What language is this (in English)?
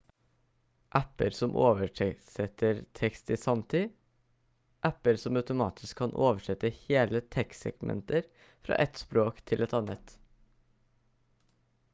Norwegian Bokmål